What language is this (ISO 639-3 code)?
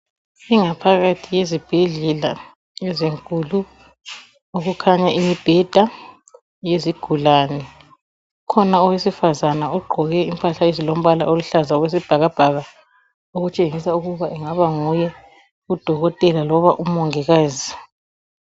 nde